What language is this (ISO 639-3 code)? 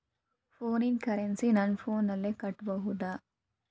kan